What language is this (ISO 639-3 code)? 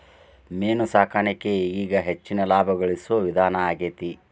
kan